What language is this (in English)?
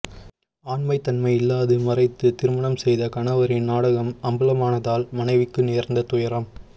Tamil